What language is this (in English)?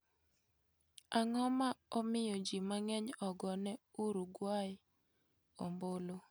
Luo (Kenya and Tanzania)